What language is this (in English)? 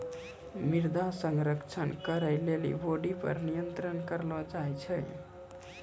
Maithili